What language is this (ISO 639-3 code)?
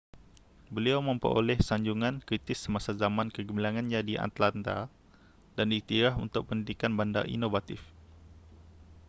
msa